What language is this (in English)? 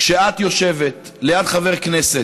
Hebrew